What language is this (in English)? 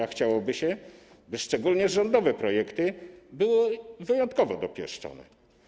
Polish